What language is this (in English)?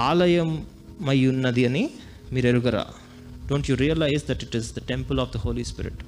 Telugu